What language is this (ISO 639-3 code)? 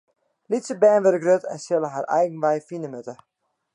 fry